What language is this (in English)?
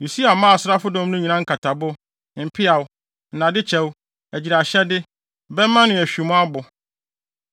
Akan